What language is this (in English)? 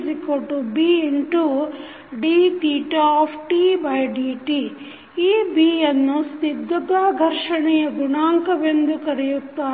Kannada